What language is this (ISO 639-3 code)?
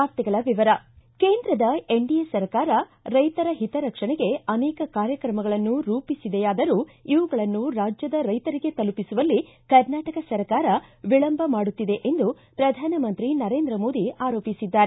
kan